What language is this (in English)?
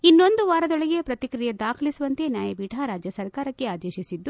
Kannada